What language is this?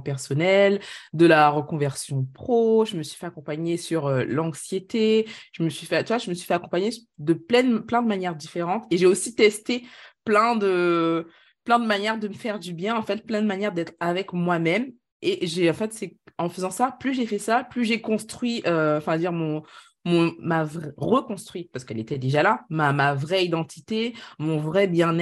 French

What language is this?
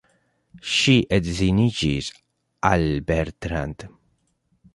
Esperanto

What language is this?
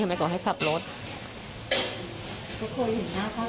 Thai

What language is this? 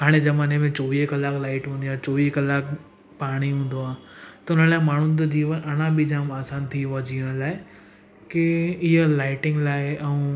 Sindhi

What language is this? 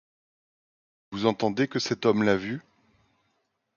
French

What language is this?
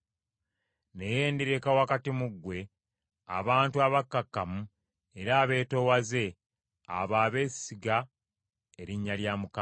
Ganda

